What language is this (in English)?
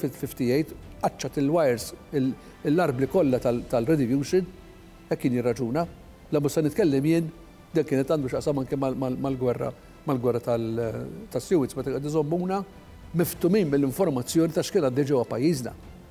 Arabic